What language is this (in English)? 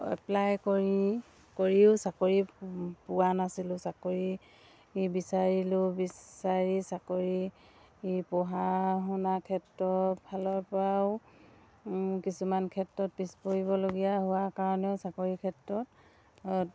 Assamese